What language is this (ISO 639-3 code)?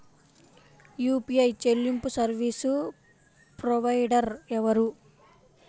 tel